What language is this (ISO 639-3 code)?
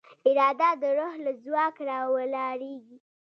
pus